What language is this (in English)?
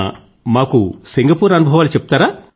Telugu